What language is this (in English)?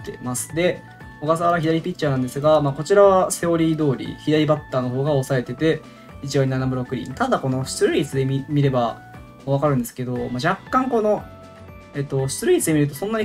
Japanese